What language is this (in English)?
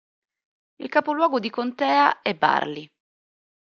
Italian